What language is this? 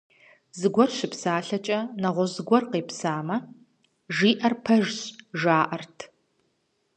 Kabardian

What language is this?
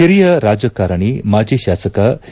Kannada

